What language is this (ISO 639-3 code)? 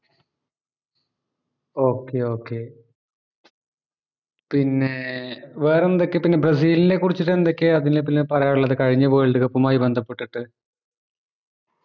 mal